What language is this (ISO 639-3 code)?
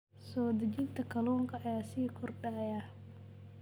som